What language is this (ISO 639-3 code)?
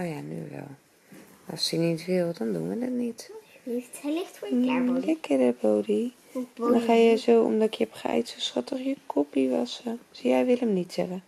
nld